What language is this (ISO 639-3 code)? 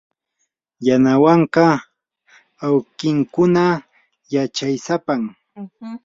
qur